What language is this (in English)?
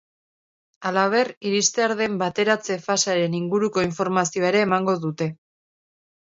Basque